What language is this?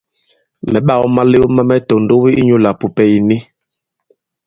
Bankon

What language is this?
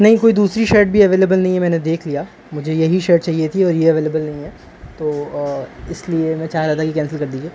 Urdu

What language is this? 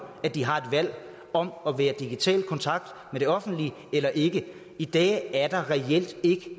Danish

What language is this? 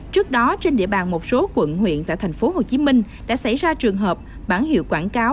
Vietnamese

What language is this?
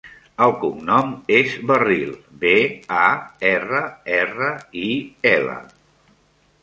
Catalan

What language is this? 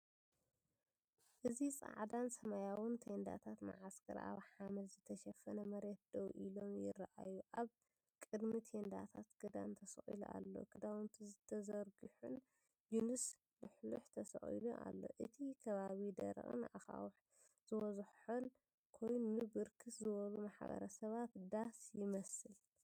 Tigrinya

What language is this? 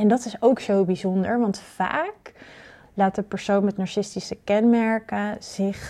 Dutch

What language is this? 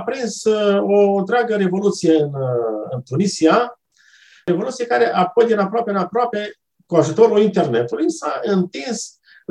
Romanian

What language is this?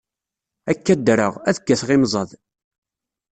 Kabyle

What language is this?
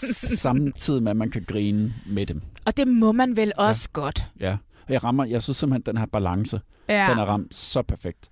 Danish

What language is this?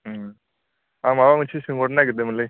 Bodo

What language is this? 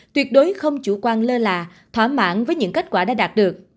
Vietnamese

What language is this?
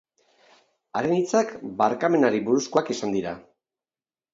Basque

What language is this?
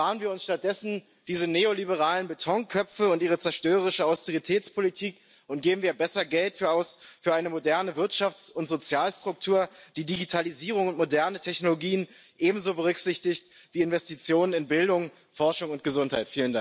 German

